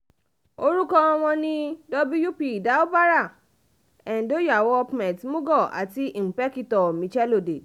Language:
Yoruba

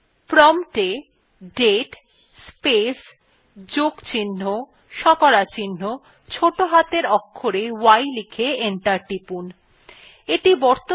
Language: Bangla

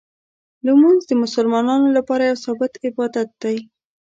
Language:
Pashto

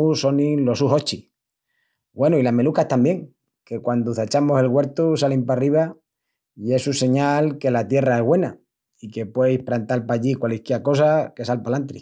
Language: Extremaduran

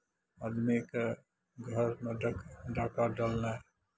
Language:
Maithili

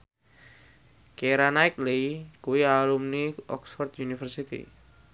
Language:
Javanese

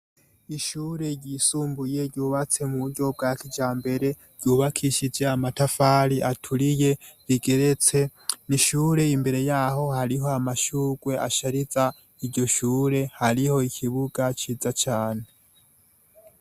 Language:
Rundi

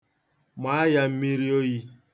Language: Igbo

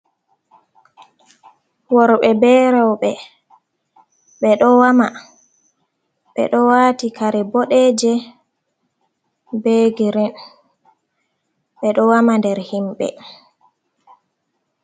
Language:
Fula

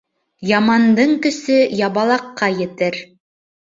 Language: Bashkir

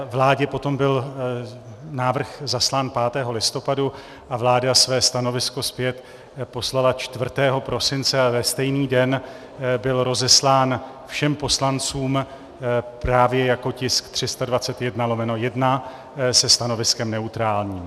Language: Czech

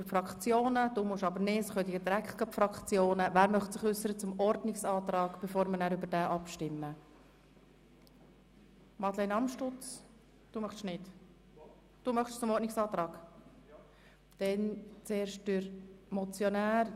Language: Swiss German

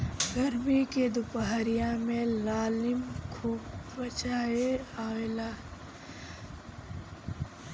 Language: Bhojpuri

